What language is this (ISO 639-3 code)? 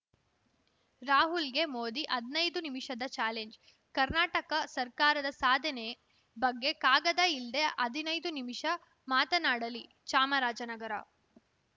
kan